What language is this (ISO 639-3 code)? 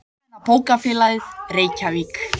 isl